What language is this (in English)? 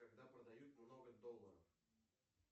Russian